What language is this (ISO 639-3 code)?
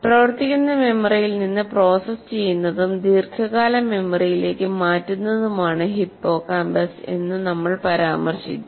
mal